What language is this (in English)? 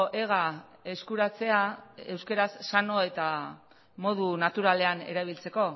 Basque